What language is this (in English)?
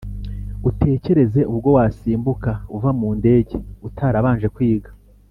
Kinyarwanda